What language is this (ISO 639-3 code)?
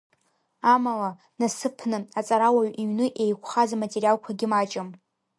abk